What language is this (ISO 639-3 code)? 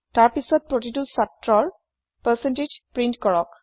asm